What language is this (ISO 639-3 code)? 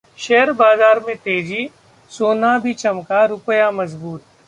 hin